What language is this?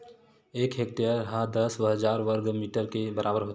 Chhattisgarhi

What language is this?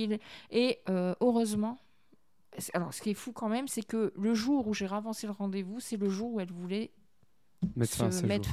French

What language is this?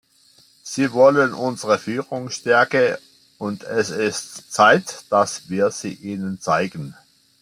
German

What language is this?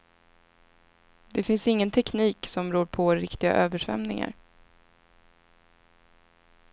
Swedish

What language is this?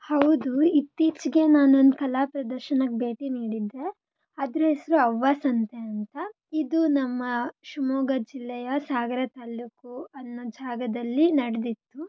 Kannada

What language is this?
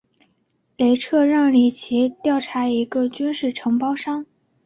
Chinese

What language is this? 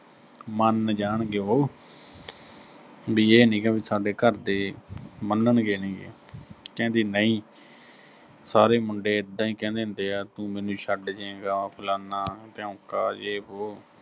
Punjabi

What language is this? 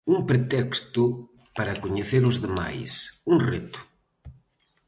Galician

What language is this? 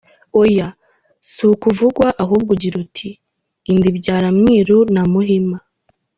Kinyarwanda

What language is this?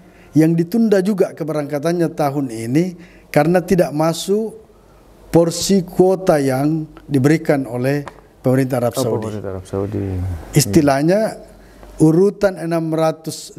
Indonesian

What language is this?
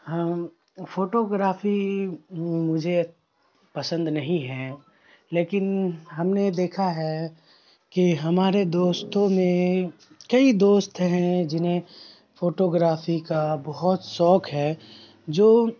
Urdu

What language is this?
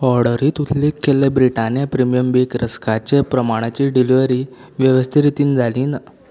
Konkani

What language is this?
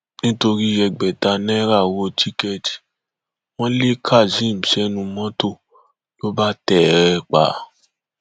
Yoruba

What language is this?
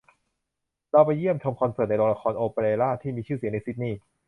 Thai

